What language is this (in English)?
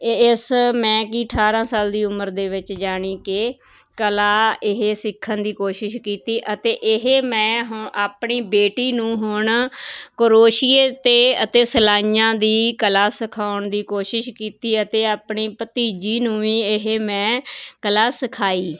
Punjabi